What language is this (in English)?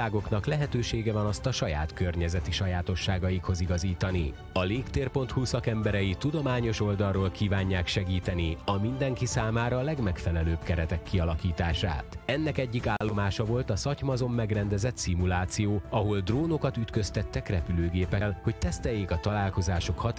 Hungarian